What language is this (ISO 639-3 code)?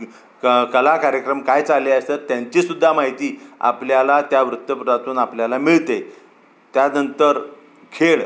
mar